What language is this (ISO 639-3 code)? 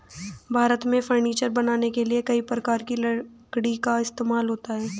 hin